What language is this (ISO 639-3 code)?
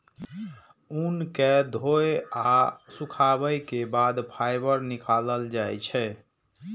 mai